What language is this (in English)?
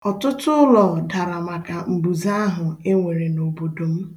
Igbo